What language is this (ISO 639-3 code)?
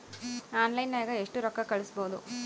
kan